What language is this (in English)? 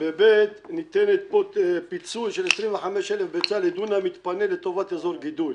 Hebrew